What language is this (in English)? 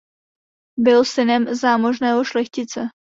Czech